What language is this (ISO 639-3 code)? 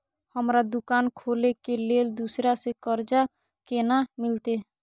mai